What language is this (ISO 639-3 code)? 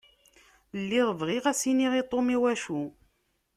kab